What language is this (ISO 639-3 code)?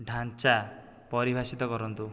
ori